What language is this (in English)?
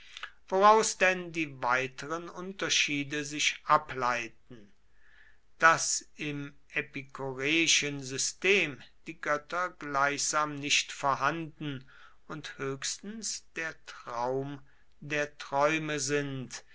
German